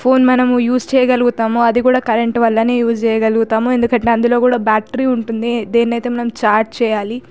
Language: Telugu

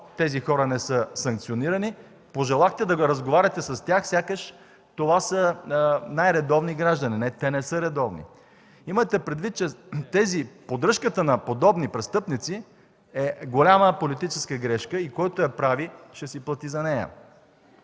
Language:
Bulgarian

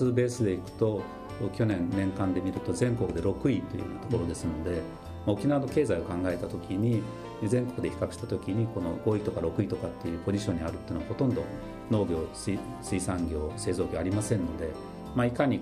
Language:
Japanese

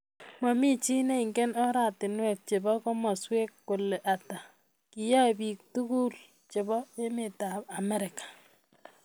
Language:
Kalenjin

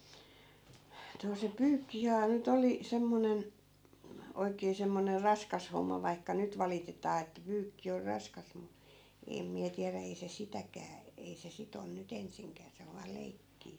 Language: Finnish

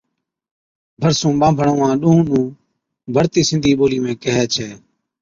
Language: Od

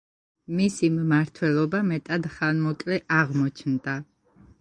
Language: Georgian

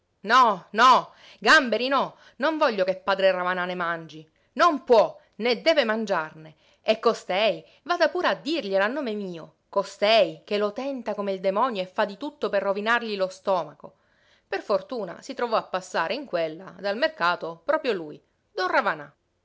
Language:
Italian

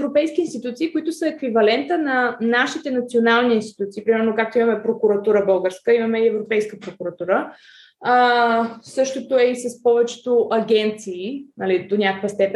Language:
Bulgarian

